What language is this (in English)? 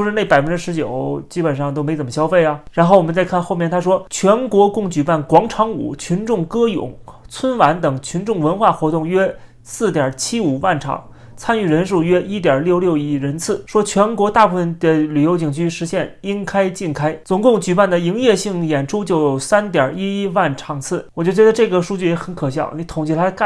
Chinese